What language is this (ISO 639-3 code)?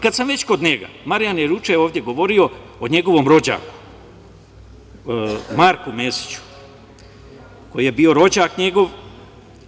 srp